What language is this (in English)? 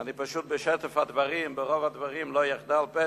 Hebrew